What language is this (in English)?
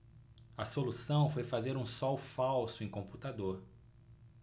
Portuguese